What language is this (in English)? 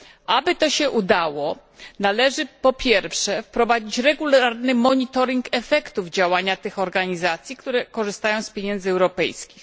Polish